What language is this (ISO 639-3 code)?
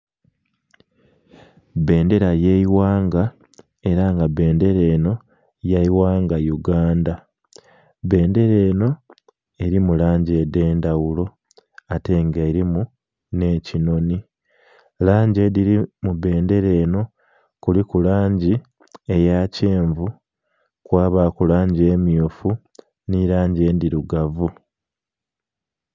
xog